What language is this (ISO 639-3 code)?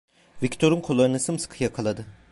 tur